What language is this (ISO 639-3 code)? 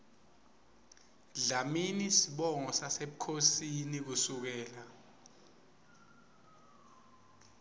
ssw